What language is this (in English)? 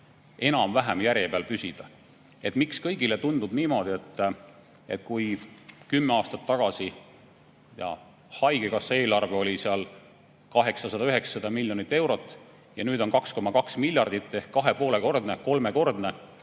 Estonian